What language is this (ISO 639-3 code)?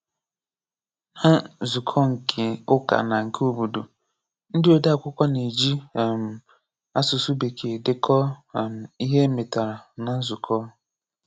ibo